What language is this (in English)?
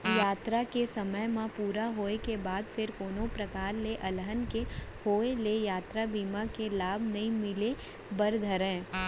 Chhattisgarhi